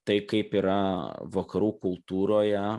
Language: Lithuanian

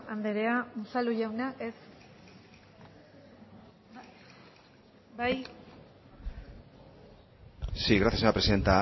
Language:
Basque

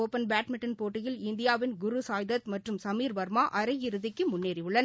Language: Tamil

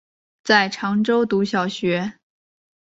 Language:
Chinese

